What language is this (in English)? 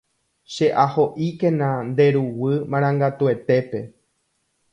Guarani